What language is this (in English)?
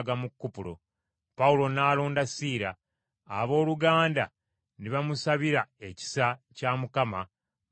Ganda